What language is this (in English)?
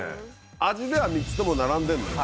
Japanese